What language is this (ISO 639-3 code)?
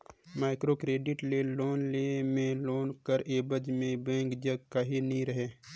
hne